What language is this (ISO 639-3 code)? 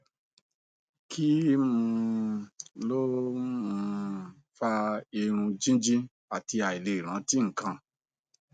yor